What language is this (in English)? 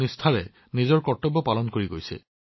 Assamese